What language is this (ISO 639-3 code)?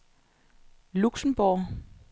dan